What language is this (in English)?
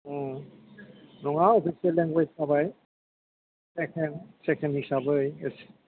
Bodo